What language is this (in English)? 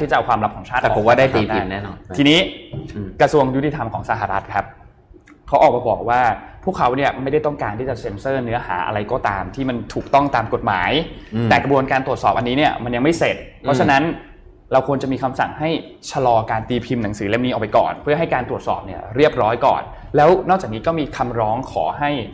Thai